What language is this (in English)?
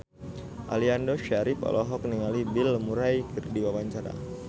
Sundanese